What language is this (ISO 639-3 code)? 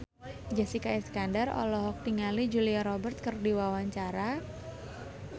sun